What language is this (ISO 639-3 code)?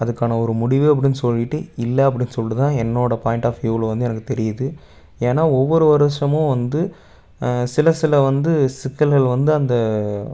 tam